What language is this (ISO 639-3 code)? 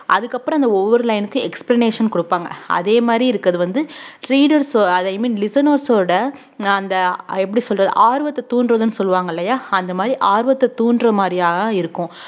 tam